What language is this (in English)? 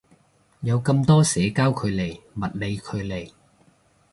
Cantonese